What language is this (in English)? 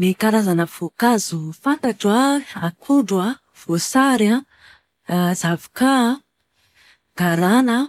Malagasy